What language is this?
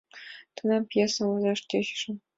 Mari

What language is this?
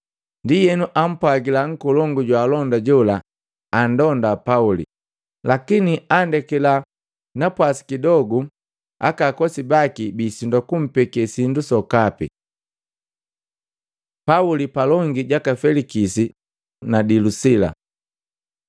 Matengo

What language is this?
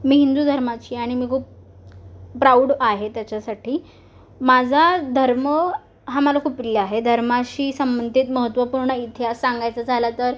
Marathi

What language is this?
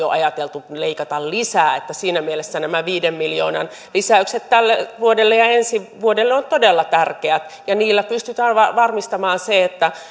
Finnish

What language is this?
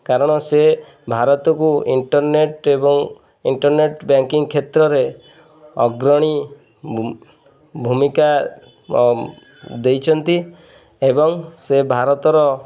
Odia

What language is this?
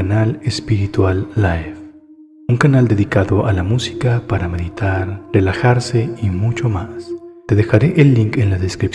Spanish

